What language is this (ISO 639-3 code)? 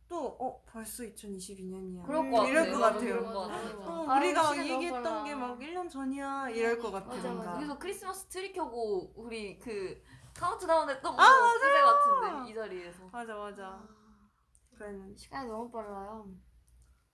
kor